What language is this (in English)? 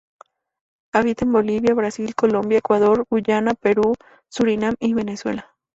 Spanish